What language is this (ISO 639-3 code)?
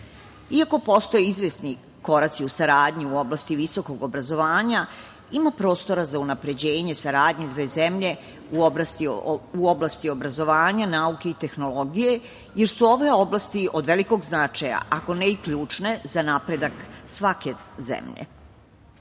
srp